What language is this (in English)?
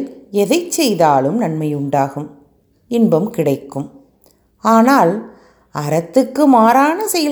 Tamil